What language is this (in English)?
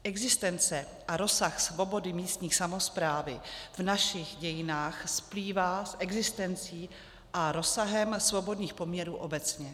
Czech